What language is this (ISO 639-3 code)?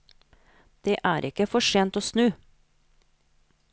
nor